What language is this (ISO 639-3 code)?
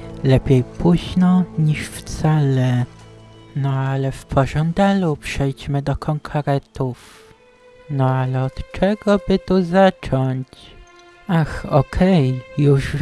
pol